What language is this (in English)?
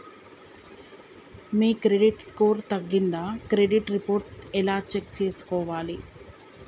Telugu